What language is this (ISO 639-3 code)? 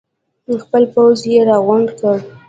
pus